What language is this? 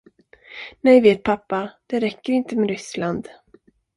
Swedish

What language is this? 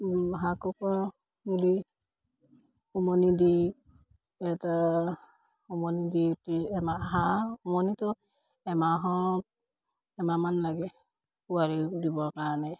Assamese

